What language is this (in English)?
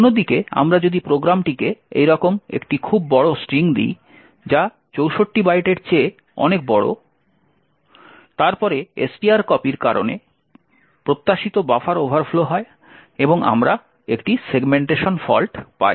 Bangla